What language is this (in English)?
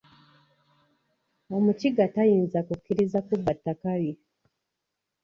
Ganda